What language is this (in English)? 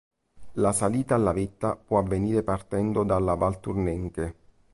Italian